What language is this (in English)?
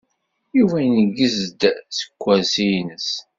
Kabyle